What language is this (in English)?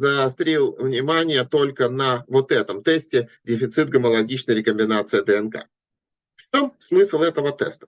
Russian